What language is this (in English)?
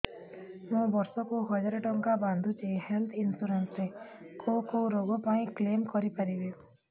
Odia